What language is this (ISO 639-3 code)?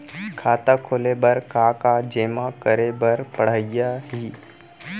hne